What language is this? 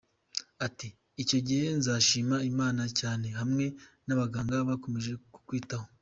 Kinyarwanda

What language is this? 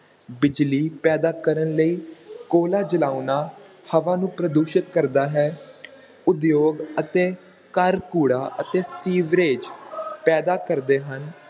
Punjabi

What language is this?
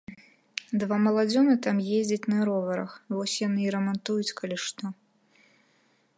Belarusian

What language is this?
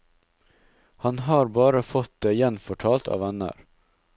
Norwegian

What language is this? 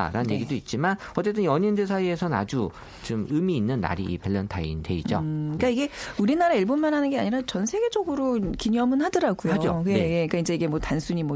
Korean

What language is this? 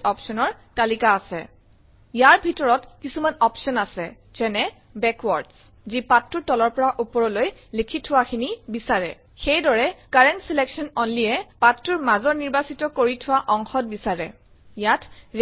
Assamese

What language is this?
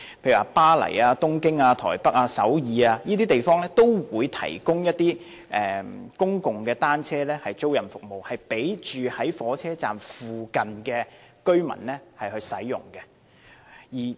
Cantonese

